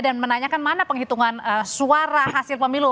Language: Indonesian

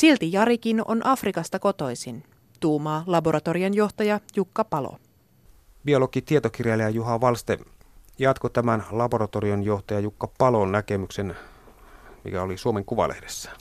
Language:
Finnish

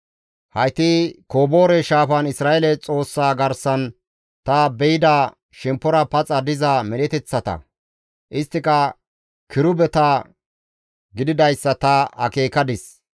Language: Gamo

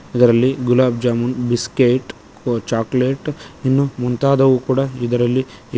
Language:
Kannada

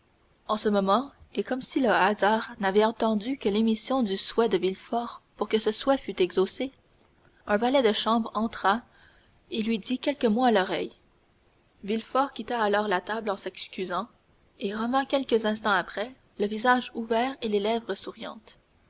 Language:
French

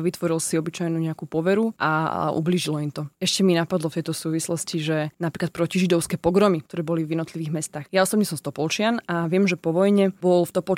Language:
Slovak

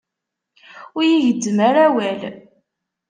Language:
Kabyle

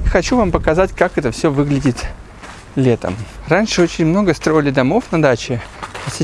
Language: Russian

